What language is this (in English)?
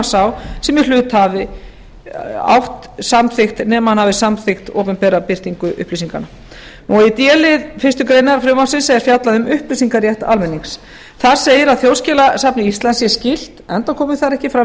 Icelandic